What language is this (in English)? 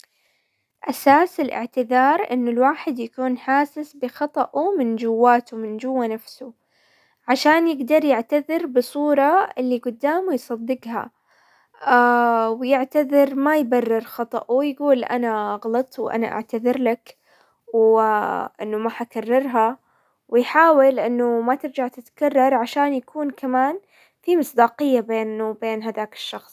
Hijazi Arabic